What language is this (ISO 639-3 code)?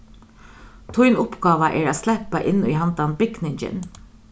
fao